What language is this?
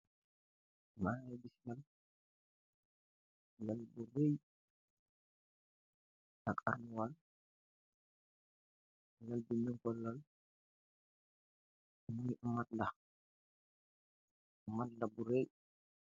Wolof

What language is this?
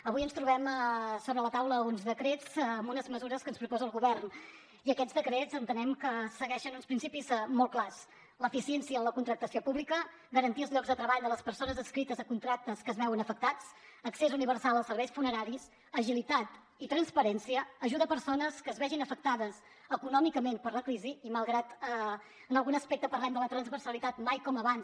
Catalan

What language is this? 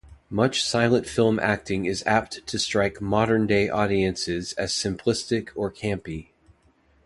English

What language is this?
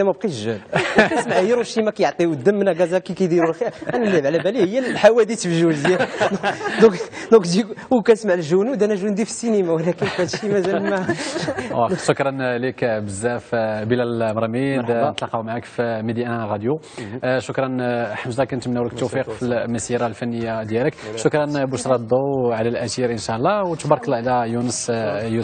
Arabic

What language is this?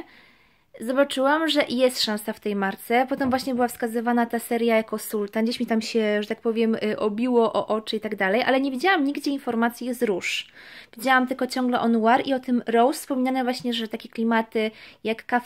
Polish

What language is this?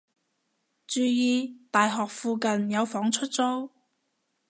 Cantonese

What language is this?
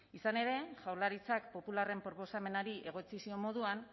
Basque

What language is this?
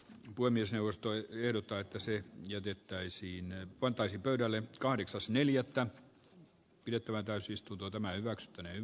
Finnish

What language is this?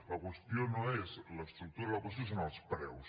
Catalan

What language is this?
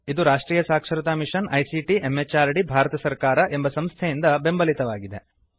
Kannada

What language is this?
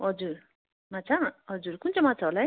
Nepali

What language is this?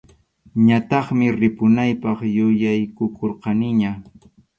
Arequipa-La Unión Quechua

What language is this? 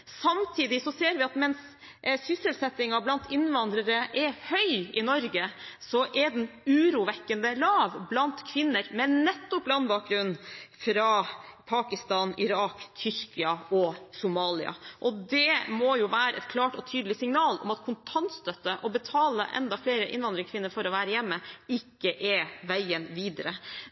Norwegian Bokmål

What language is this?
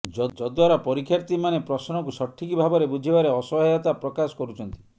Odia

